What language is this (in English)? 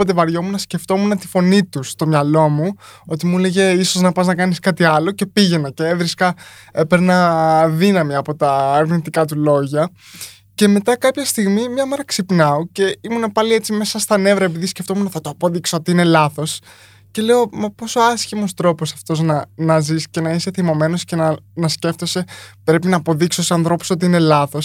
Greek